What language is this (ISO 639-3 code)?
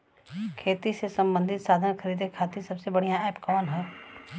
bho